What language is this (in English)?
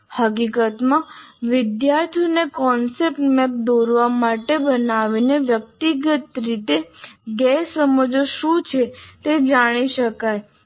Gujarati